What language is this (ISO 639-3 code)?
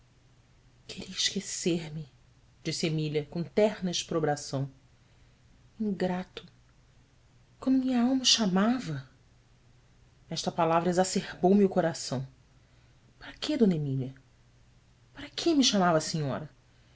por